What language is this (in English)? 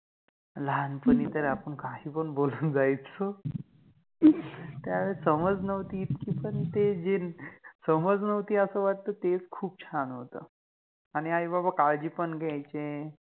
Marathi